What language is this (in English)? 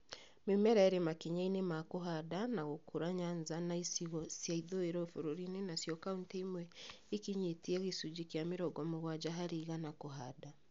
Kikuyu